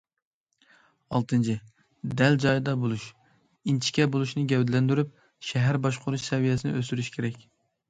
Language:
Uyghur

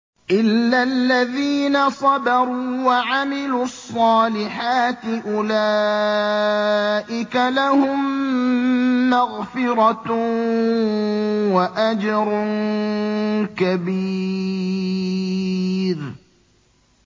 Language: Arabic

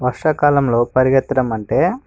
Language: Telugu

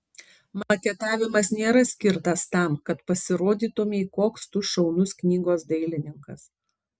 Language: Lithuanian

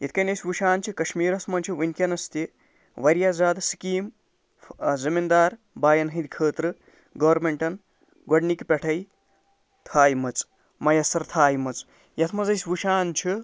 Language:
Kashmiri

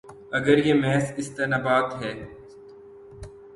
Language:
Urdu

